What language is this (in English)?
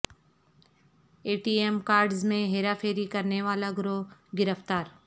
Urdu